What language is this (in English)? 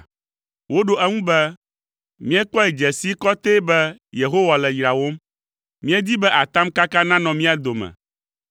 Ewe